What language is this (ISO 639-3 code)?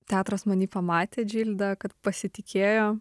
lit